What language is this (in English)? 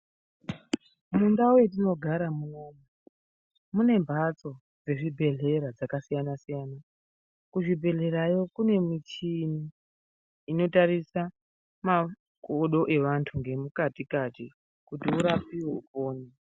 Ndau